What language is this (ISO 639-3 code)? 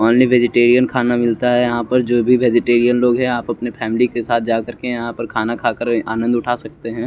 hin